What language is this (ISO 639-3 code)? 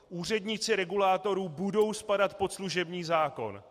ces